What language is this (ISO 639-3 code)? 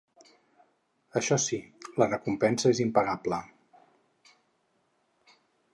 cat